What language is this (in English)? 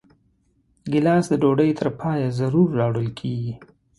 Pashto